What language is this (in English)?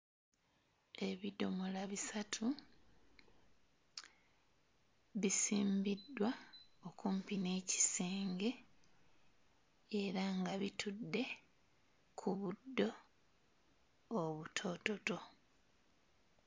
Ganda